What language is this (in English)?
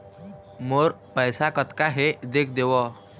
Chhattisgarhi